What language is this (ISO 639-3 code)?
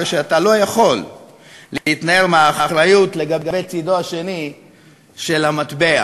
heb